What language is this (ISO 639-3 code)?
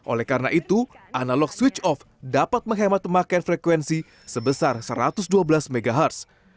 ind